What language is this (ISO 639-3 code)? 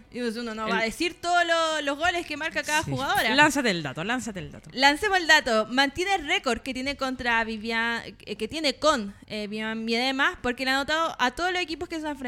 spa